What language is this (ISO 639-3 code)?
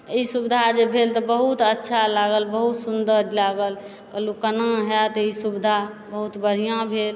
mai